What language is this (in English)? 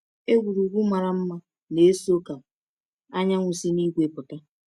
Igbo